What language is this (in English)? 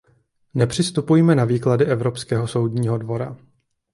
Czech